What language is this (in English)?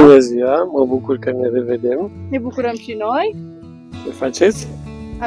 Romanian